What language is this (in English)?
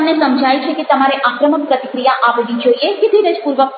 Gujarati